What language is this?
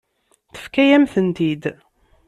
Kabyle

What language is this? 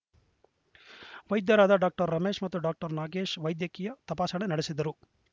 Kannada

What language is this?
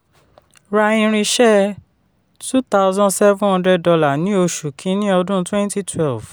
Yoruba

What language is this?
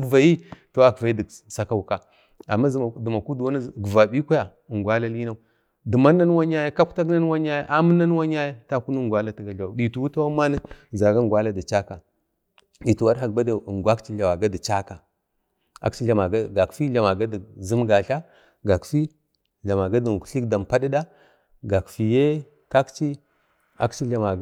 Bade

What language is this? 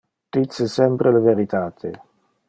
Interlingua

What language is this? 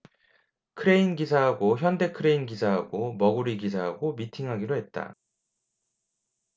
Korean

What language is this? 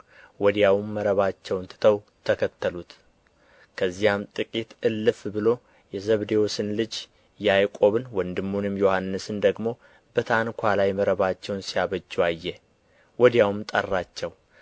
Amharic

